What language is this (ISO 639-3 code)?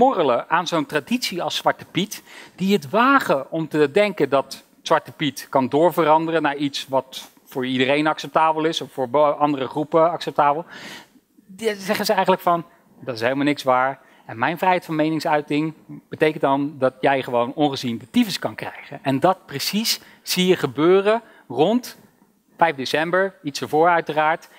nld